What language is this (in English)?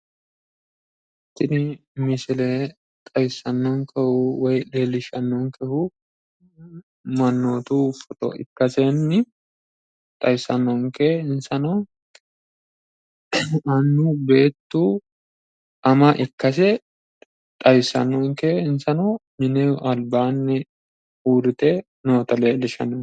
Sidamo